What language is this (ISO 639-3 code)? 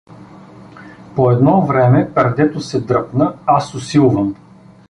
bul